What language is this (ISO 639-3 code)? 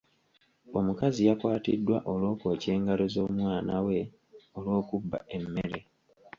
lug